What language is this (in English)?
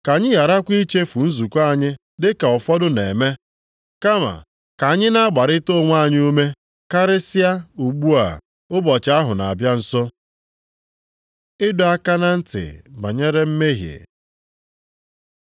Igbo